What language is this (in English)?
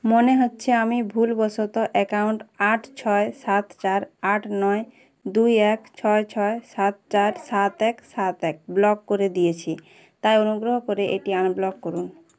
Bangla